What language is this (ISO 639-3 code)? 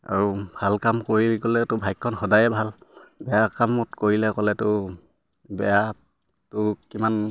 asm